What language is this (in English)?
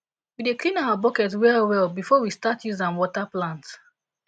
Nigerian Pidgin